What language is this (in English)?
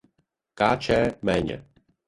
Czech